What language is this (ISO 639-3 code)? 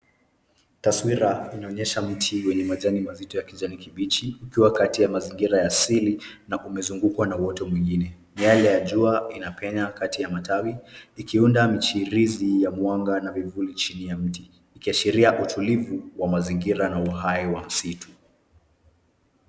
swa